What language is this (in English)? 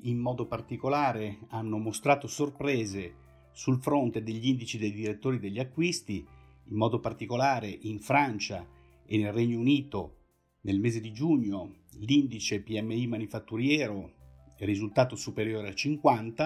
Italian